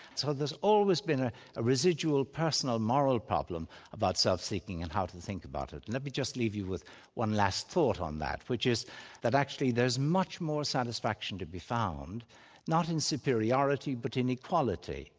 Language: English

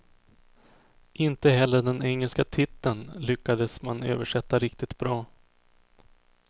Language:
Swedish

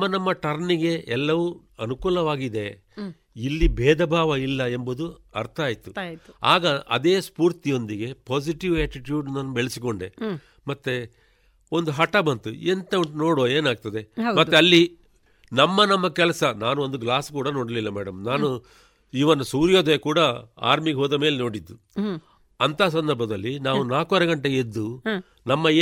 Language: Kannada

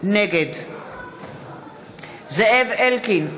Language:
Hebrew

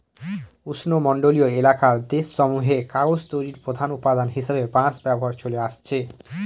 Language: Bangla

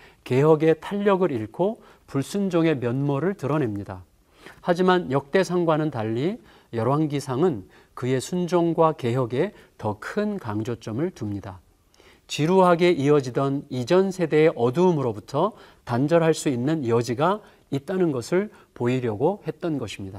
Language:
Korean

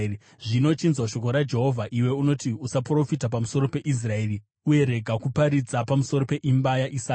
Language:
Shona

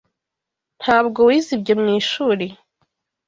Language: Kinyarwanda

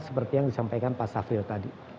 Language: Indonesian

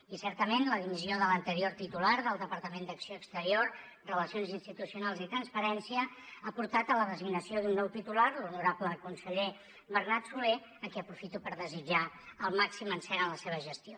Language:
Catalan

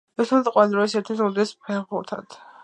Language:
Georgian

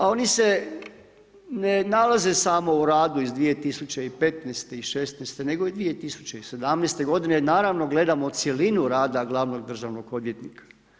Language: Croatian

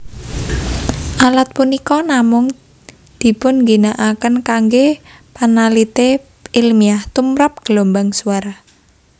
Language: Javanese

